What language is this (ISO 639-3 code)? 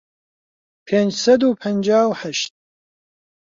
ckb